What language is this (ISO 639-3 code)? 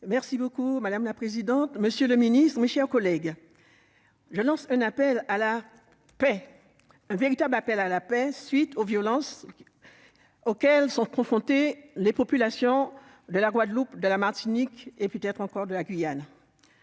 fra